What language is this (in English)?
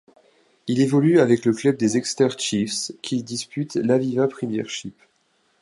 French